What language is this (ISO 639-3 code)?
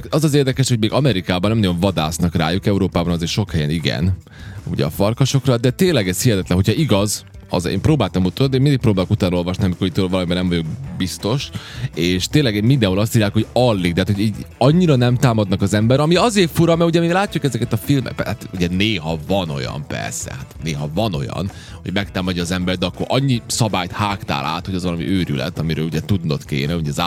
hun